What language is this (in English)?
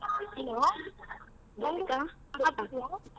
Kannada